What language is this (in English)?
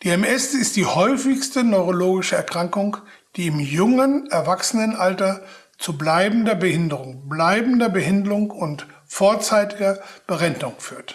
German